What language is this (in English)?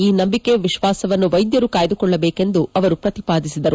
Kannada